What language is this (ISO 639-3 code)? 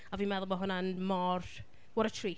cym